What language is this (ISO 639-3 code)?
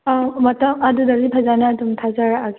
mni